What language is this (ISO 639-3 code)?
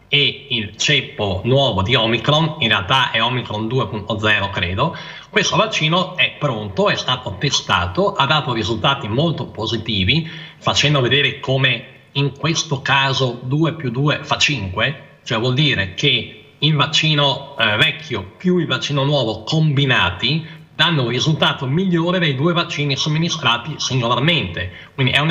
ita